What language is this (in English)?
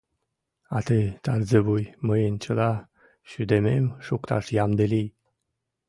Mari